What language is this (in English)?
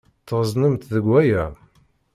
Kabyle